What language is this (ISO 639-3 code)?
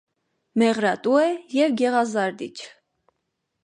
hye